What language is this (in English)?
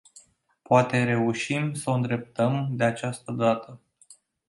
Romanian